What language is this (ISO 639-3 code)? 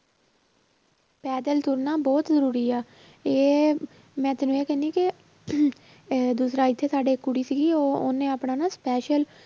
pan